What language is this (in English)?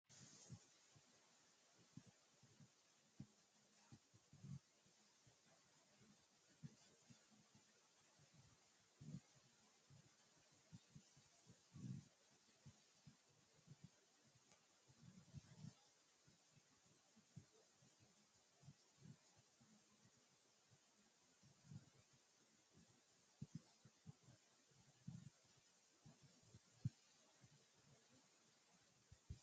Sidamo